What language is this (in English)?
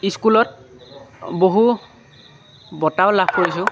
Assamese